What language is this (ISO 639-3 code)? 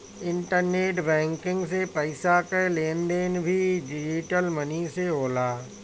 bho